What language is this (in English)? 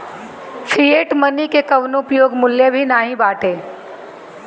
Bhojpuri